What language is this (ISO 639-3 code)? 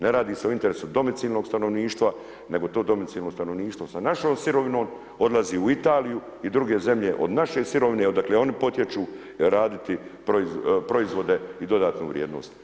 hrv